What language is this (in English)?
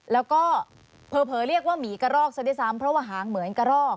Thai